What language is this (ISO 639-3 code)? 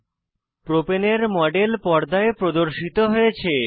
ben